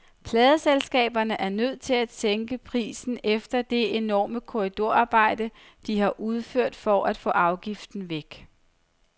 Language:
Danish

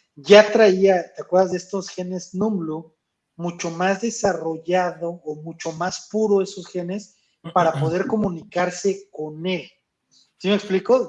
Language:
Spanish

